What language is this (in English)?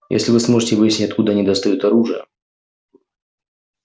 Russian